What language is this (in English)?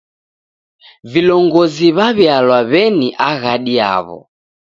Taita